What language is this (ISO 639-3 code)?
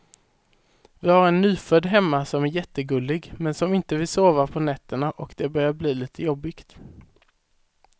swe